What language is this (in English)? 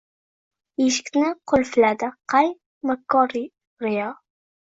Uzbek